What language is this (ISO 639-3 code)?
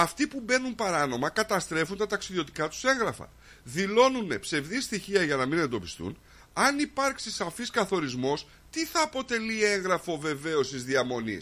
ell